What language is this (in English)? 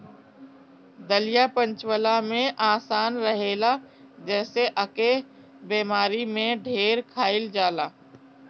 Bhojpuri